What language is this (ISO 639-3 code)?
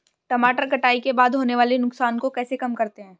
hin